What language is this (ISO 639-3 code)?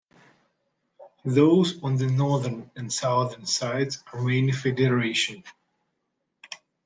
eng